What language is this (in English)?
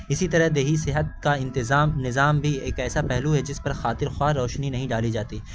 Urdu